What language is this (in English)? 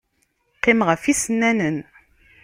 Kabyle